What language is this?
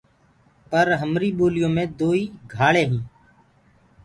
Gurgula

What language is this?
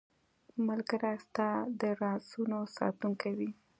Pashto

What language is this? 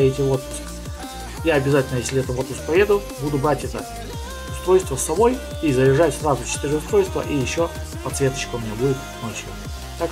Russian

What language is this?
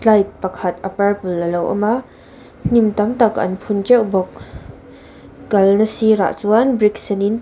Mizo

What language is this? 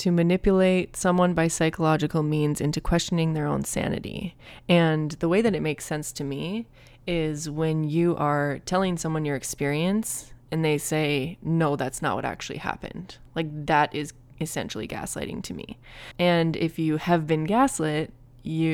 English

